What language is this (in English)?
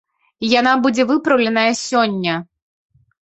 Belarusian